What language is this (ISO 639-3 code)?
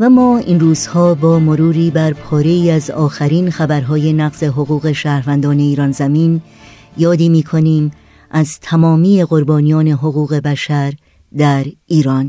fas